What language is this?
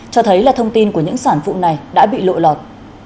Vietnamese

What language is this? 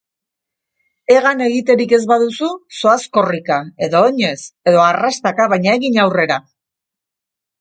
Basque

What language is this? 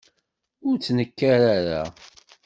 Kabyle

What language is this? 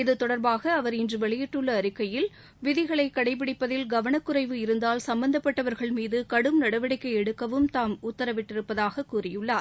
Tamil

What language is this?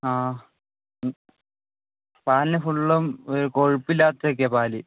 Malayalam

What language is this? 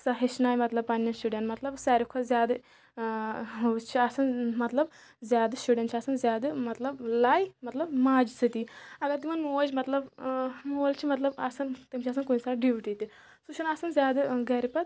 Kashmiri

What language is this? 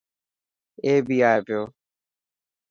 Dhatki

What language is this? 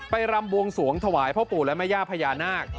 Thai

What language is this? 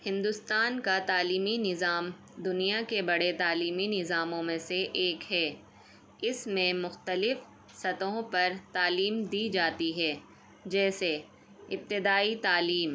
Urdu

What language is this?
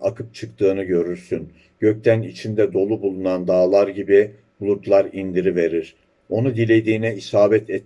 Turkish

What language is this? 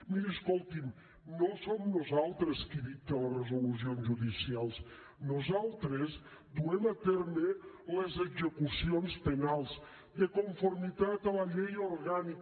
Catalan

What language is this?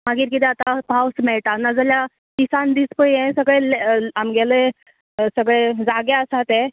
Konkani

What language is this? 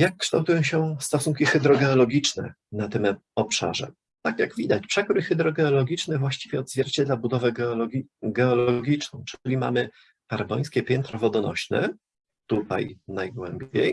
Polish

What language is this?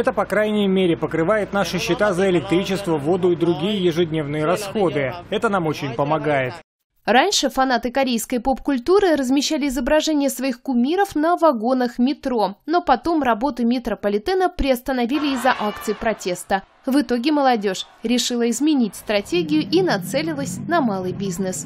Russian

